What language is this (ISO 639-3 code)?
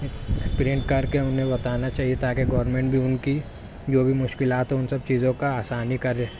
urd